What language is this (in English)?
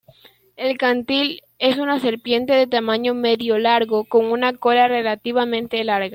Spanish